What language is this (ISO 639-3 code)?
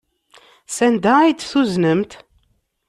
kab